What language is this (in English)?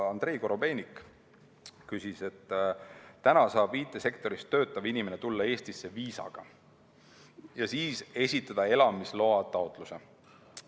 Estonian